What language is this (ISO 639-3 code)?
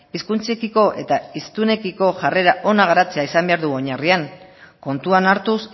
eus